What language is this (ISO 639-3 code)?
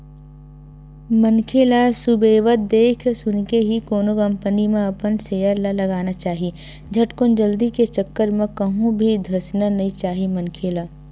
hne